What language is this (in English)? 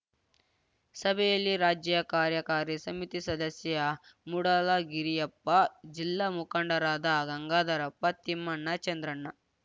Kannada